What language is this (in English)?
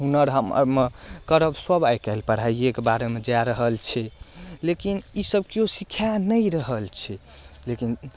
Maithili